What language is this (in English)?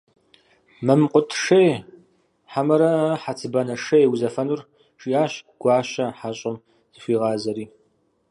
Kabardian